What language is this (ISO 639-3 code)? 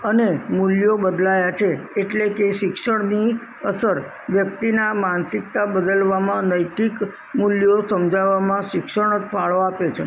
guj